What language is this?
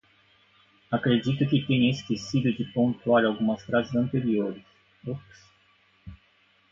Portuguese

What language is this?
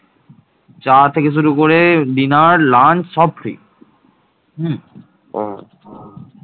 Bangla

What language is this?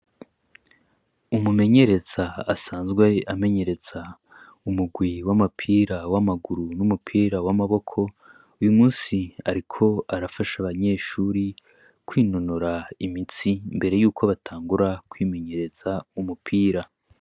Rundi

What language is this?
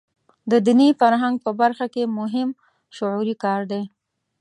Pashto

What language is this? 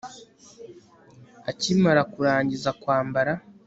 Kinyarwanda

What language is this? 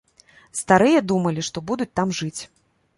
Belarusian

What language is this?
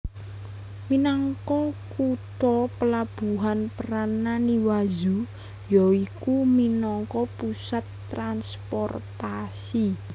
Javanese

